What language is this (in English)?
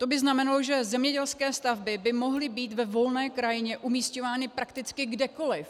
Czech